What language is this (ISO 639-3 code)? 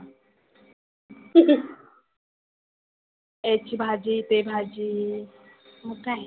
mar